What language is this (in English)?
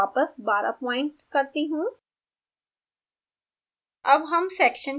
Hindi